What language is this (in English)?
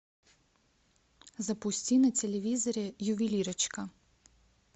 Russian